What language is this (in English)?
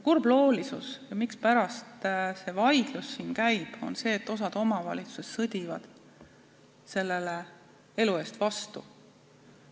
Estonian